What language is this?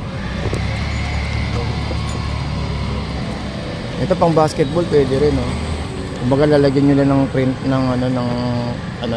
Filipino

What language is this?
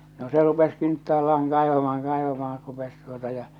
Finnish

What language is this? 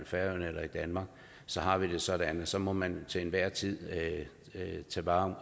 Danish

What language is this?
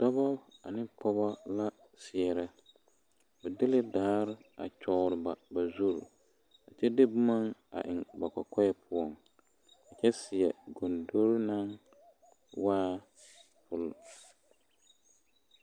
Southern Dagaare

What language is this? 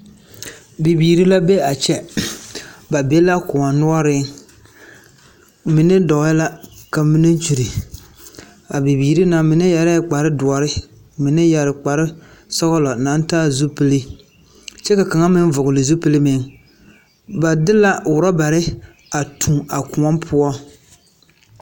Southern Dagaare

